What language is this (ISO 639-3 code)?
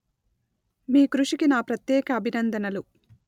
tel